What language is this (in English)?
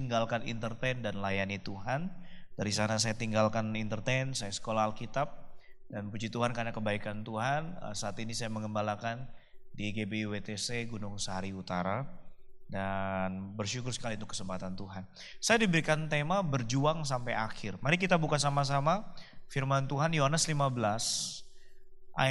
Indonesian